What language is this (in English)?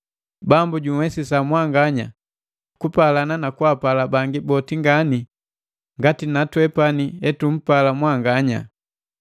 Matengo